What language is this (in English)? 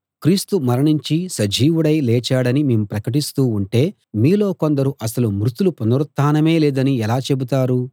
Telugu